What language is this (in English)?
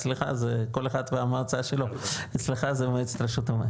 Hebrew